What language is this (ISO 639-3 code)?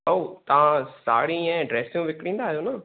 snd